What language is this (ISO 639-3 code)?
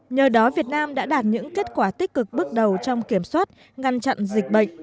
vie